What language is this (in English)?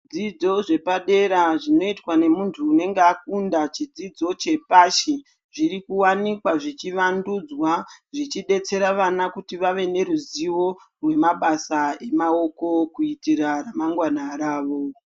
Ndau